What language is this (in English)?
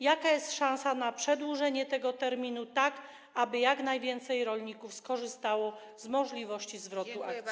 Polish